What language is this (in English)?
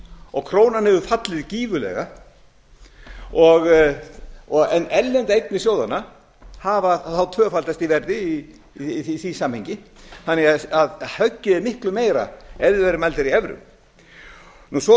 Icelandic